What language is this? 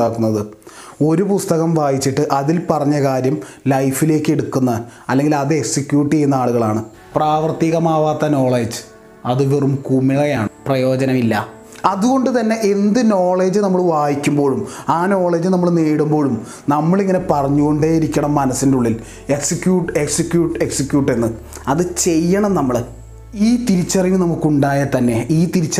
Malayalam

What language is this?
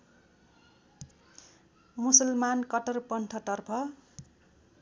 Nepali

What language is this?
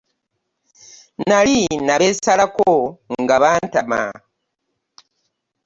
Ganda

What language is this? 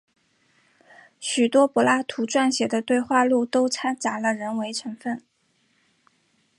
Chinese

